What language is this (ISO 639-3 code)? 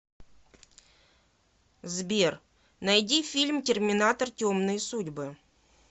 rus